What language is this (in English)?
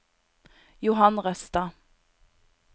Norwegian